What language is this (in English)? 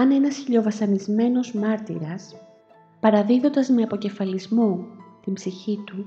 Greek